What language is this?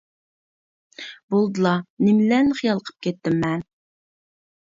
Uyghur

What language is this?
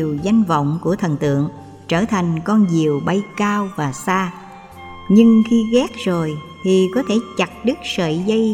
Vietnamese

